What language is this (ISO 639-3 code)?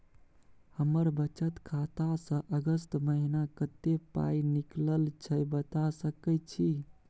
mai